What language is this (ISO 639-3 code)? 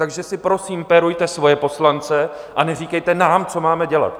ces